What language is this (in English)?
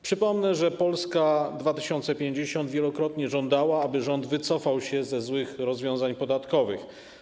Polish